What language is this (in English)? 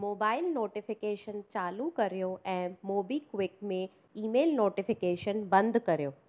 Sindhi